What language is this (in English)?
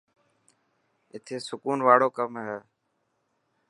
Dhatki